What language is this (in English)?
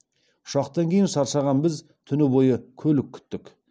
Kazakh